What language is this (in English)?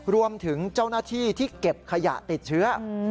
Thai